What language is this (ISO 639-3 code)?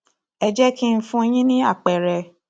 yor